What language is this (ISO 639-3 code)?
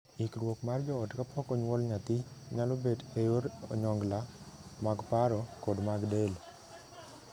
luo